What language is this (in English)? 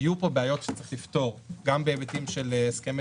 Hebrew